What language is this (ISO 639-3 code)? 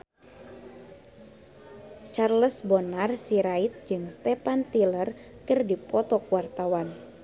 sun